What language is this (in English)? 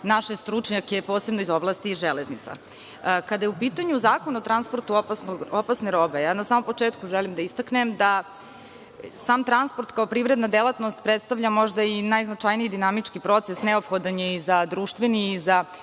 Serbian